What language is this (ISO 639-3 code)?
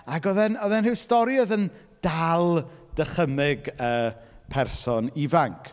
cym